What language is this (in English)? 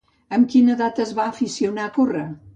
Catalan